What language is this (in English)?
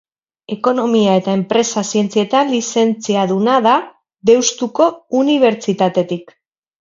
Basque